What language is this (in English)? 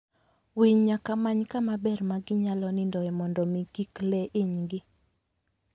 Luo (Kenya and Tanzania)